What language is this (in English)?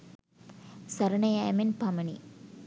Sinhala